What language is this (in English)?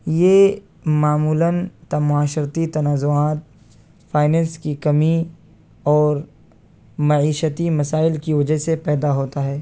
Urdu